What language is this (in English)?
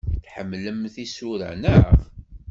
Kabyle